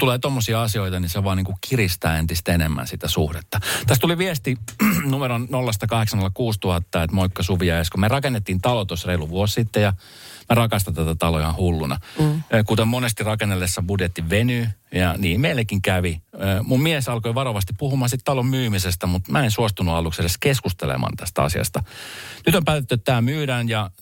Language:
Finnish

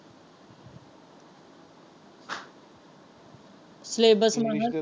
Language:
Punjabi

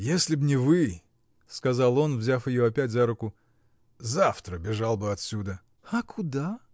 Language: Russian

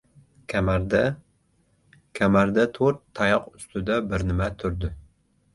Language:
Uzbek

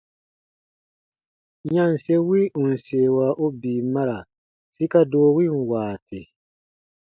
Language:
Baatonum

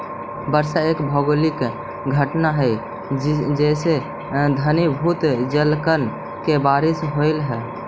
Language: Magahi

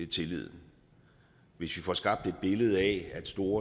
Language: Danish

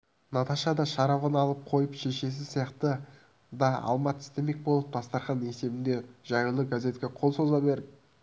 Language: Kazakh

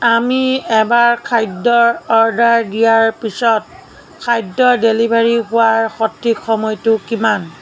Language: Assamese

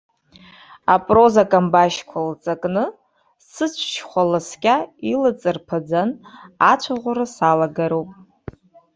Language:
Abkhazian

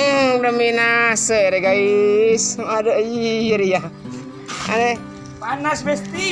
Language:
Indonesian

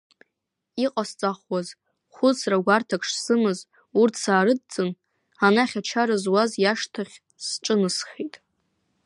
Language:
Abkhazian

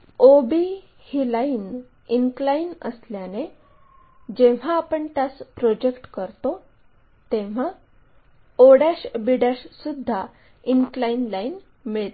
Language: Marathi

